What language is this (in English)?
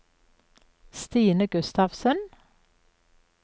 Norwegian